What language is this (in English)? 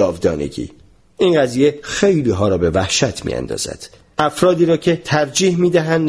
Persian